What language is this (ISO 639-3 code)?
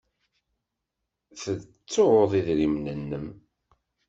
kab